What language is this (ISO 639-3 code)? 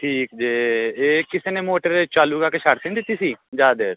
pan